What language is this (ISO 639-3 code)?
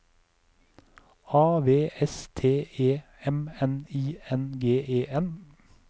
nor